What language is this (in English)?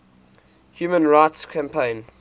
English